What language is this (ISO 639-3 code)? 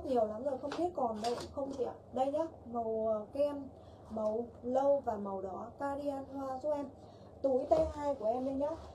vie